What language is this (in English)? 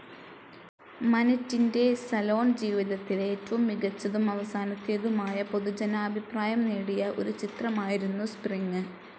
Malayalam